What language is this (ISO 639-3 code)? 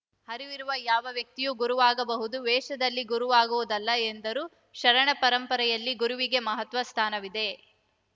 kan